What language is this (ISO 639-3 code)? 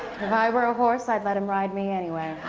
eng